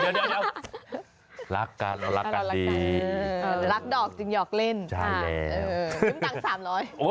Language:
Thai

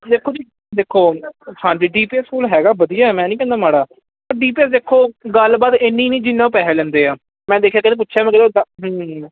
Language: Punjabi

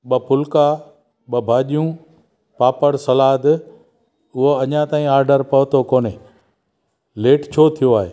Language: Sindhi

